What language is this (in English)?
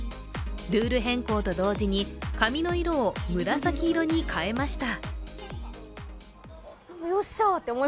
Japanese